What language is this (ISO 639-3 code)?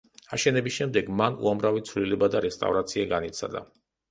kat